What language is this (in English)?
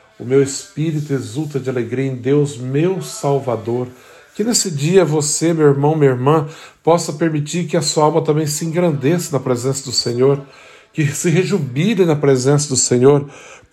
Portuguese